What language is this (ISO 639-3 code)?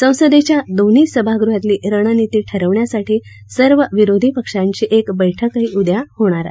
mar